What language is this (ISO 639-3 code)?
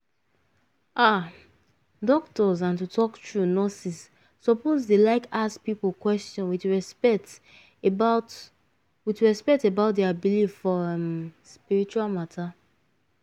pcm